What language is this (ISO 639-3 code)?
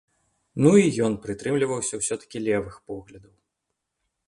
bel